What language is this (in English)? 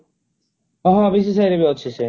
Odia